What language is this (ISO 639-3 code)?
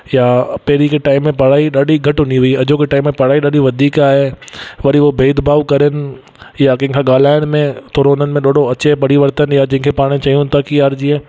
snd